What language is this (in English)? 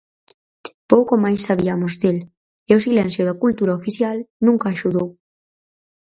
Galician